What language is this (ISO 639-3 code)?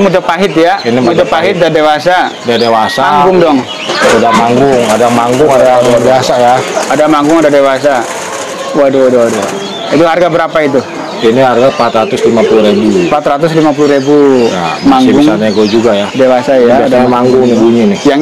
ind